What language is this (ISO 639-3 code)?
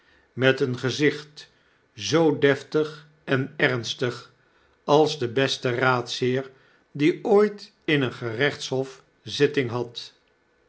nld